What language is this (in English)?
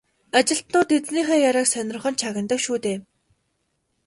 Mongolian